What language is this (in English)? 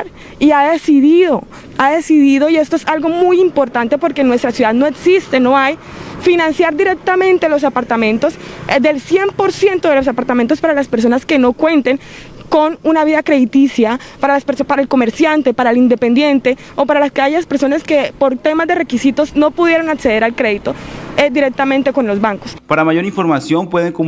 Spanish